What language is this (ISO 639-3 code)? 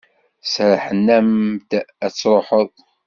kab